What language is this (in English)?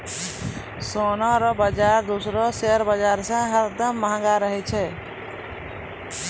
Maithili